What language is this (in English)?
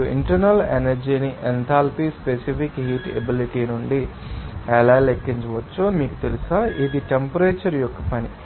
Telugu